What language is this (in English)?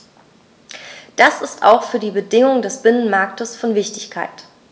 German